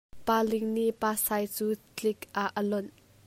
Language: Hakha Chin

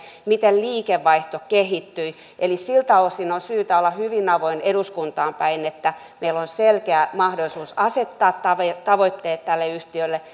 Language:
Finnish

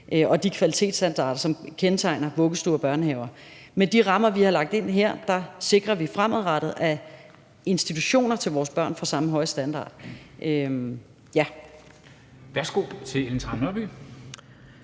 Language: Danish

